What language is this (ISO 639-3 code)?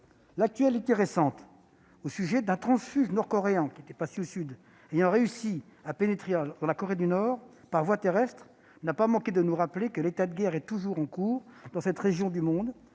fra